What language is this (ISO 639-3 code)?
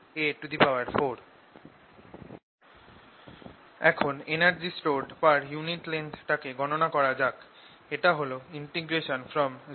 ben